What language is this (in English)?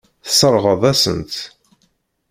Kabyle